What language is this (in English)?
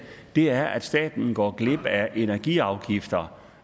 Danish